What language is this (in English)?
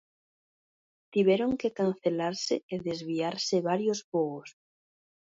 Galician